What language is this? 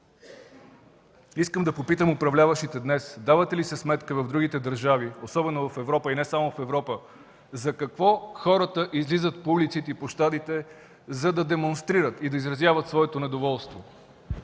Bulgarian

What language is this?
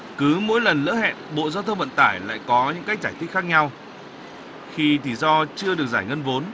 Vietnamese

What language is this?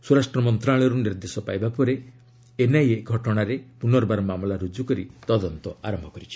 Odia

